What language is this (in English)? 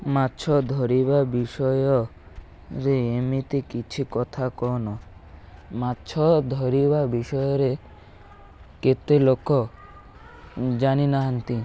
Odia